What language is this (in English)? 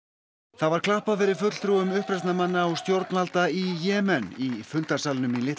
Icelandic